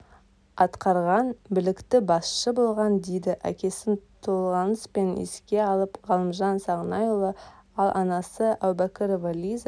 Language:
Kazakh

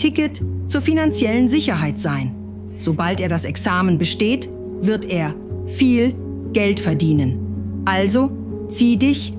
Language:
German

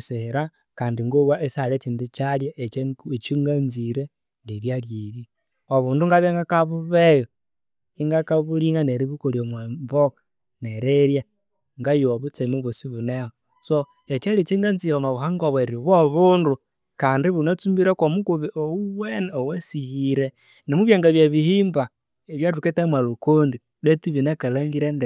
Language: Konzo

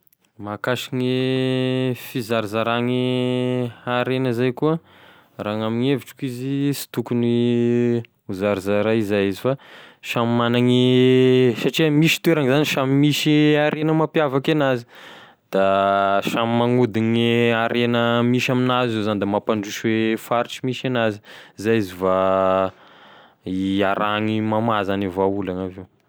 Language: Tesaka Malagasy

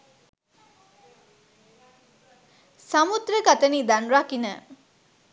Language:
Sinhala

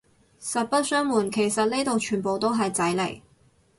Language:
Cantonese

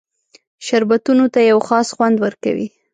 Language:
Pashto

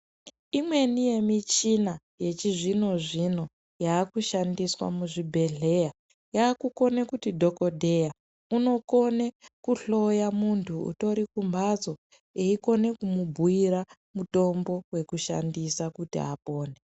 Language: Ndau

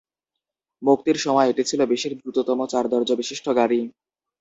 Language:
Bangla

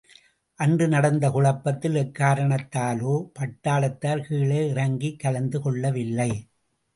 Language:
Tamil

